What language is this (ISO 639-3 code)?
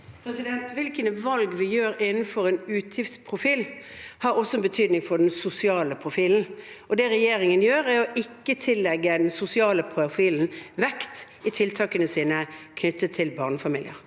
nor